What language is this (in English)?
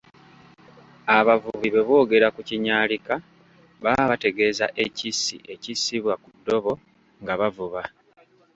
Ganda